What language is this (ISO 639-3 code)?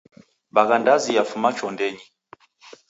dav